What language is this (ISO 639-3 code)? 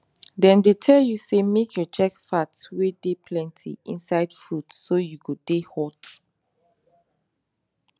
pcm